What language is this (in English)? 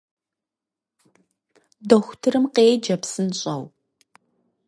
Kabardian